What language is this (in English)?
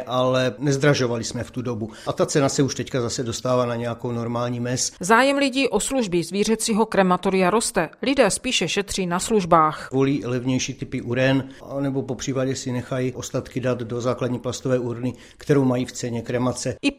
Czech